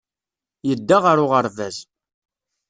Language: Kabyle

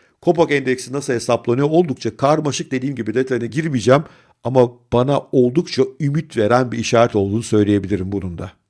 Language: Turkish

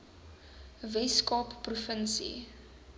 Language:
Afrikaans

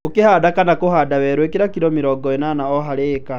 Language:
Kikuyu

